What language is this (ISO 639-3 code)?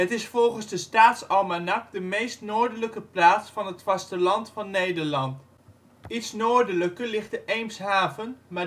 nld